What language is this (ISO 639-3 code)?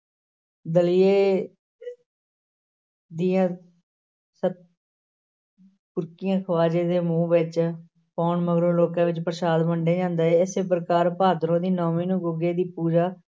pan